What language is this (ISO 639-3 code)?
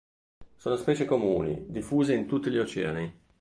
ita